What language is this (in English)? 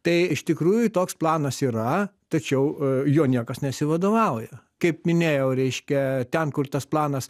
Lithuanian